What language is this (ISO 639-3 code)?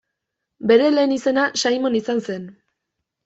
eus